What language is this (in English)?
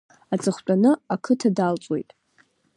Abkhazian